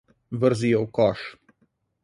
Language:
Slovenian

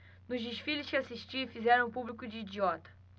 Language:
Portuguese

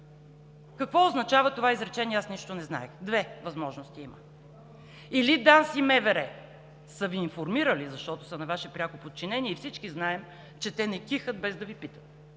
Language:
Bulgarian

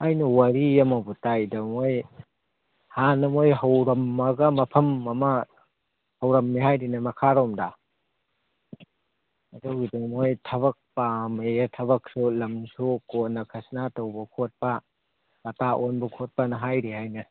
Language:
Manipuri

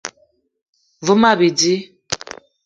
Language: Eton (Cameroon)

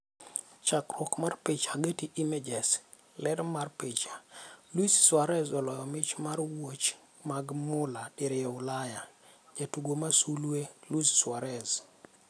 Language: Luo (Kenya and Tanzania)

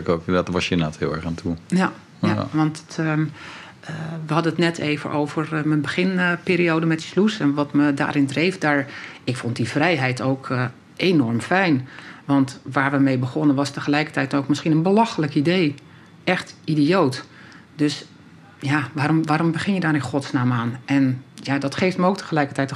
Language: Dutch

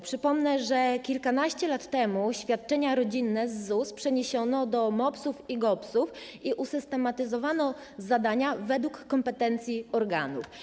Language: Polish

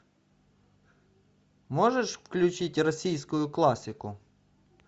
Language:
Russian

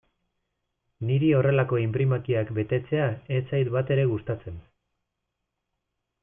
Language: Basque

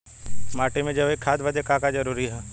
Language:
Bhojpuri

